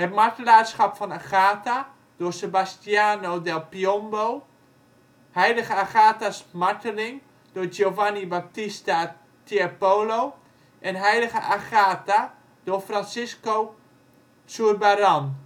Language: Dutch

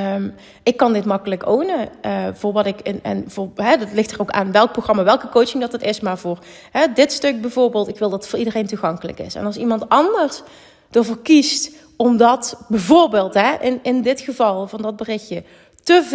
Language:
Dutch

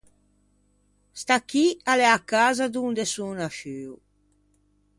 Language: Ligurian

